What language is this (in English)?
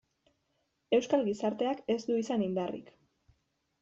Basque